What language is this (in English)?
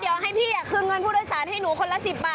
Thai